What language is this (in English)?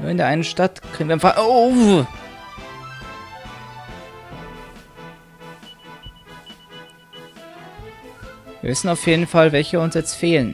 German